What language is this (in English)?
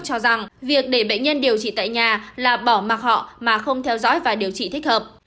Vietnamese